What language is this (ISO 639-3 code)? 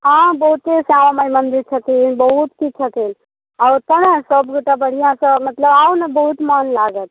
mai